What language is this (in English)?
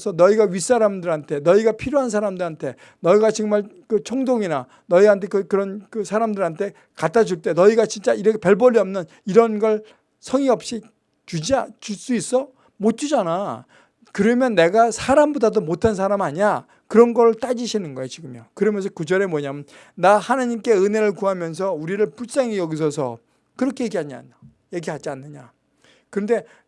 Korean